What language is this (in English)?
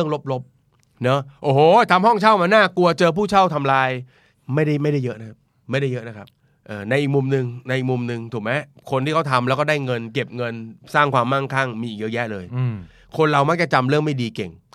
Thai